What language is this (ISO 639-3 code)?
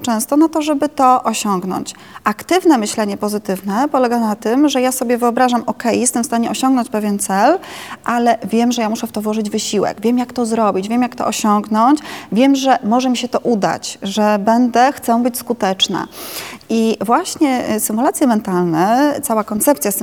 pol